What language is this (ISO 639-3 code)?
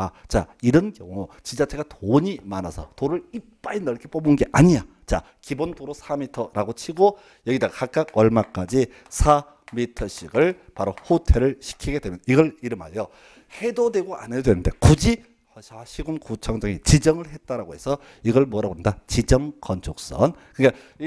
kor